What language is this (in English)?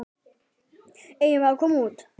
Icelandic